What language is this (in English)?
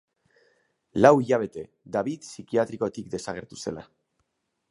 Basque